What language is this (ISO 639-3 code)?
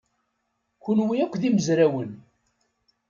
kab